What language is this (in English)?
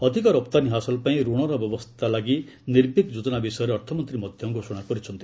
Odia